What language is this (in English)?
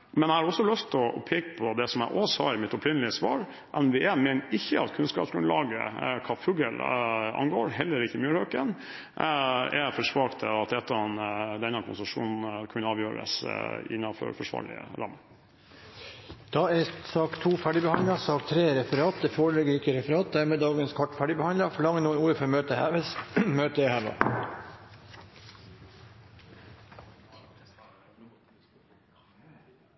Norwegian Bokmål